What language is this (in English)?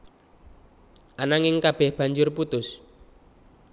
Javanese